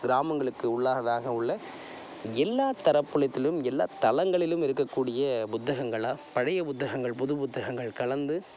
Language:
Tamil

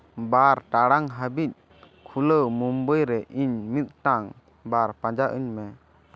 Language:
Santali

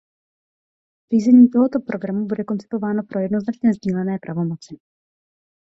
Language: Czech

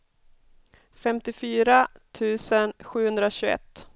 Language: Swedish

